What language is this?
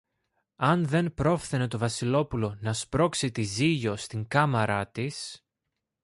Greek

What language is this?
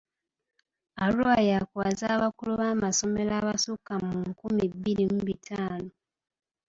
Ganda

